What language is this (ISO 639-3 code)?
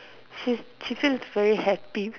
eng